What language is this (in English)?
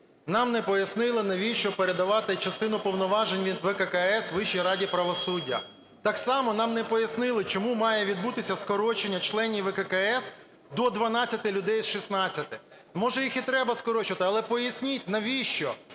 Ukrainian